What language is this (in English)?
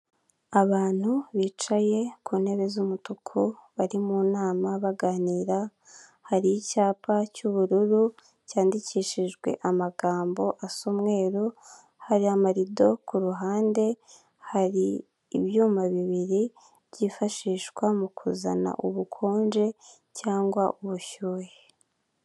Kinyarwanda